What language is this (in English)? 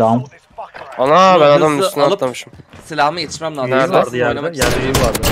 Turkish